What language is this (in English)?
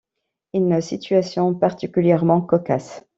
French